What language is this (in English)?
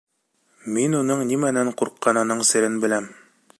Bashkir